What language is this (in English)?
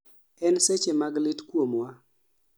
Luo (Kenya and Tanzania)